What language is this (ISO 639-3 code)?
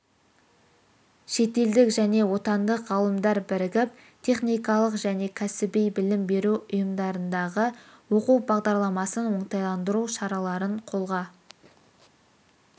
kaz